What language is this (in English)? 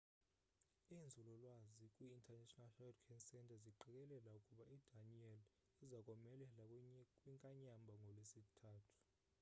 Xhosa